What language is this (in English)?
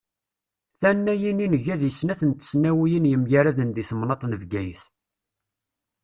Kabyle